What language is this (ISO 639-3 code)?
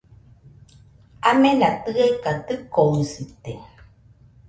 hux